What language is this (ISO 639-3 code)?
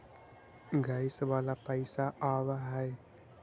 mag